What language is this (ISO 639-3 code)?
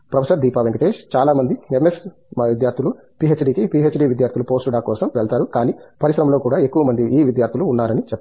tel